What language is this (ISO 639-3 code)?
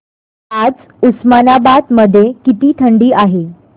mar